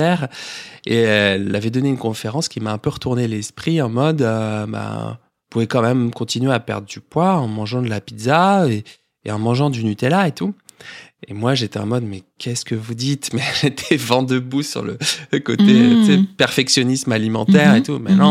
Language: French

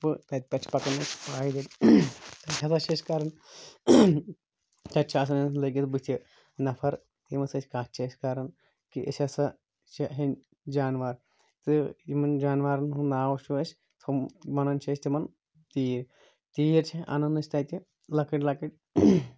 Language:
Kashmiri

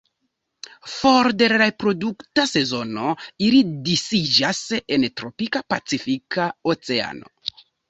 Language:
Esperanto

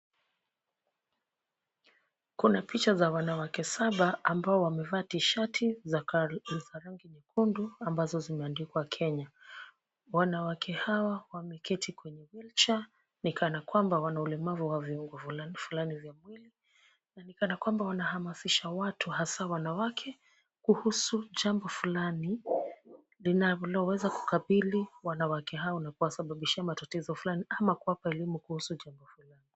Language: Swahili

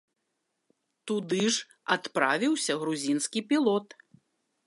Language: Belarusian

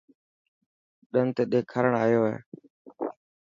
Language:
Dhatki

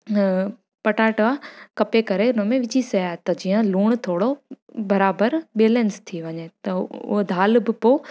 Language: Sindhi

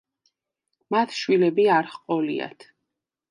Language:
Georgian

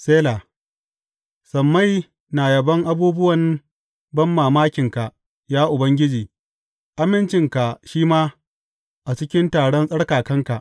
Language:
Hausa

